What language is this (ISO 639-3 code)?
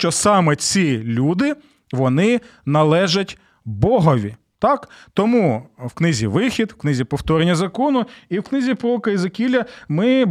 ukr